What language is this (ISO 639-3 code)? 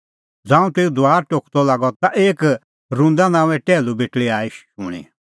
kfx